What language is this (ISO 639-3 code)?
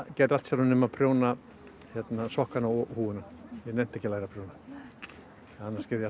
isl